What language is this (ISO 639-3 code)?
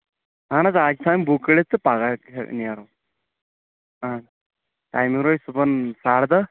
kas